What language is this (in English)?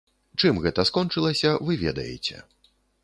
Belarusian